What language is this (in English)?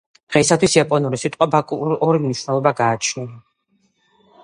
Georgian